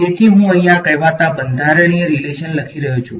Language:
Gujarati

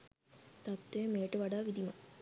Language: Sinhala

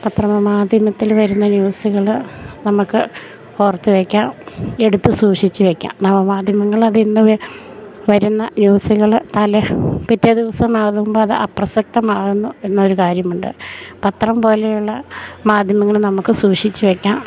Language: Malayalam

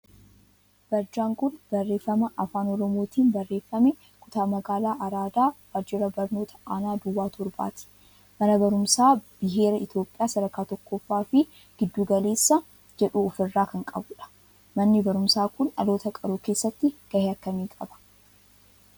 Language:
Oromo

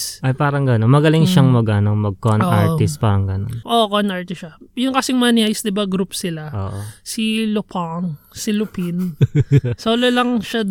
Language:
Filipino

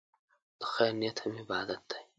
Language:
Pashto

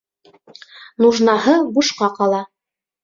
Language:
Bashkir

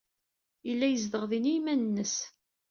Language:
Kabyle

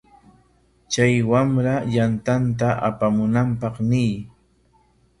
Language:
Corongo Ancash Quechua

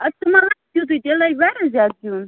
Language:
Kashmiri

